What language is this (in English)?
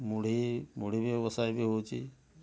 Odia